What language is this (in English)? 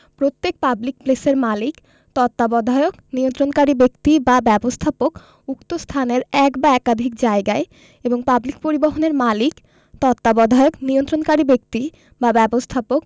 Bangla